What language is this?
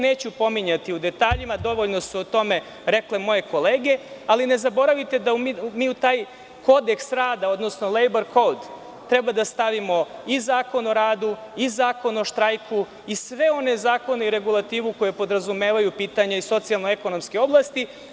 Serbian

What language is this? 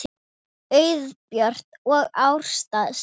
Icelandic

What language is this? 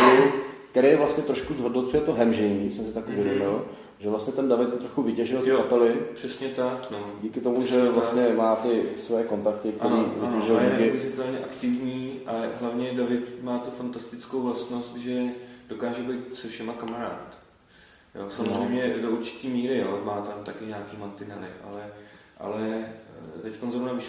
Czech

